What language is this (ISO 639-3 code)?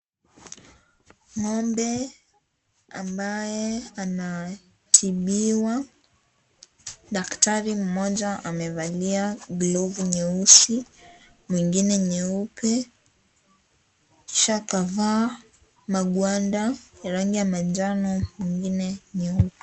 swa